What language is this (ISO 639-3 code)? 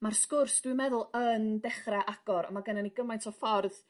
cym